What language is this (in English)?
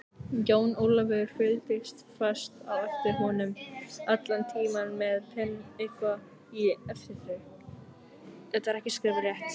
Icelandic